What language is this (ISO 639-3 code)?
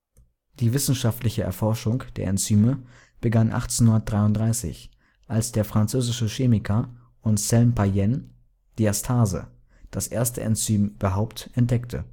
deu